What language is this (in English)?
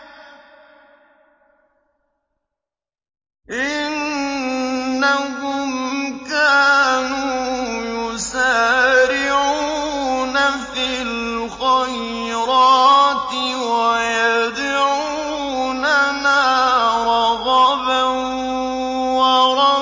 Arabic